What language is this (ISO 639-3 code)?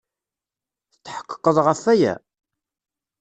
kab